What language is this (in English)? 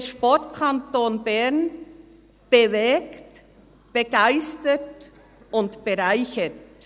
Swiss German